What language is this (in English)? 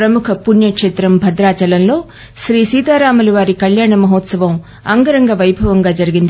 Telugu